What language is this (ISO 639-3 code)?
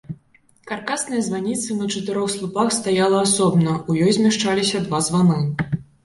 bel